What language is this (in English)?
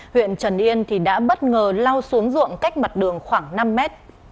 Vietnamese